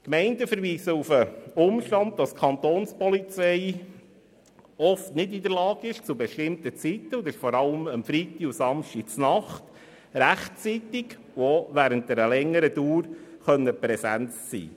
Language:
Swiss German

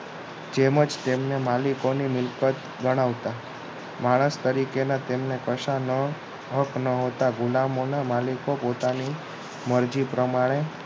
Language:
Gujarati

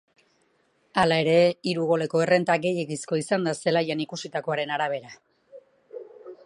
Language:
Basque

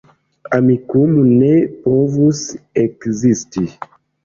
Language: Esperanto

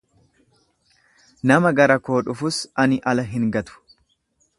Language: Oromo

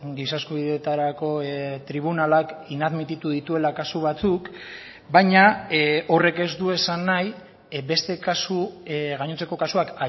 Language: Basque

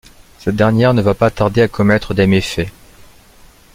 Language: French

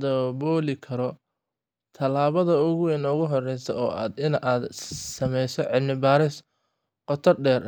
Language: Somali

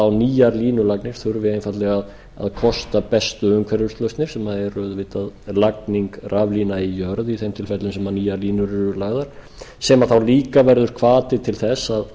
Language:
Icelandic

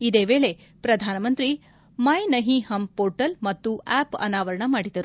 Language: Kannada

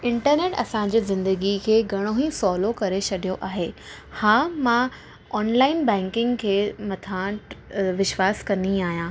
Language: Sindhi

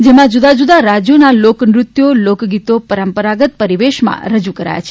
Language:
Gujarati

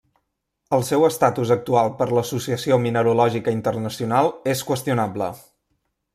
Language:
Catalan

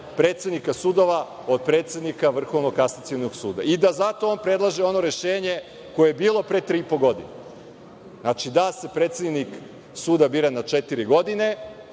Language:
Serbian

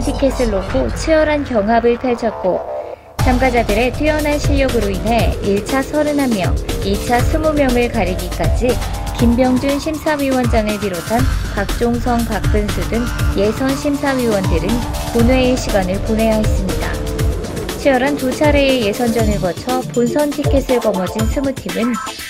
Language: Korean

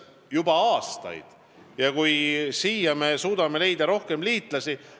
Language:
Estonian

